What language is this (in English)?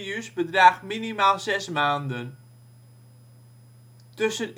Dutch